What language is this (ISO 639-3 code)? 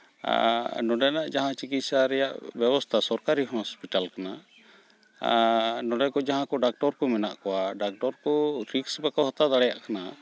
sat